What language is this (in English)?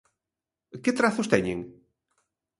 Galician